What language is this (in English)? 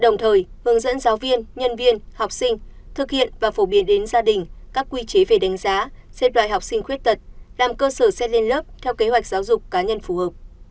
Vietnamese